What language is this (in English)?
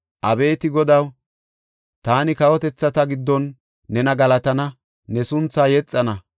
Gofa